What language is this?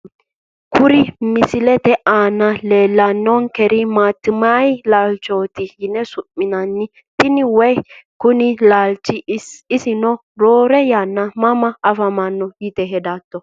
Sidamo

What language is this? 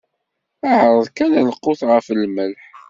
Kabyle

